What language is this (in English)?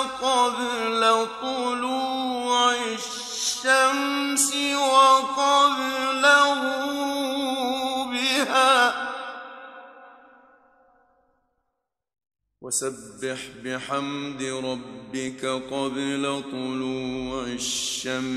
Arabic